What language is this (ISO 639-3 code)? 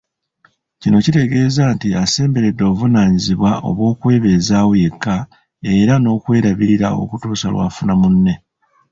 lug